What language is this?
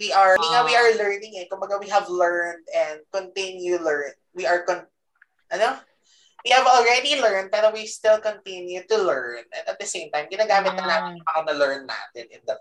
Filipino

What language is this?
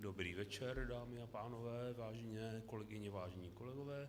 Czech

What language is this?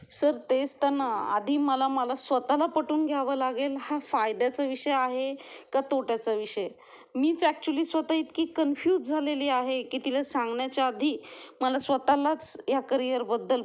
Marathi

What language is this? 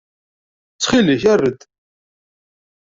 Kabyle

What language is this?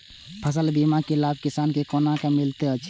Maithili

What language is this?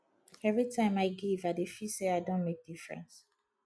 Nigerian Pidgin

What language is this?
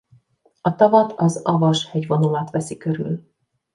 Hungarian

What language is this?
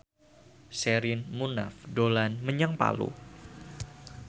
Javanese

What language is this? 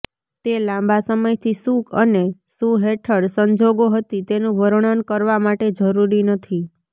Gujarati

